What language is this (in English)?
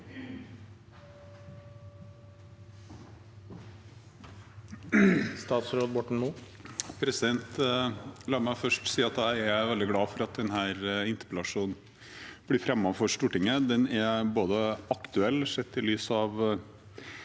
Norwegian